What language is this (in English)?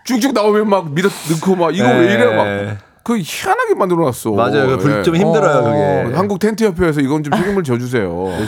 Korean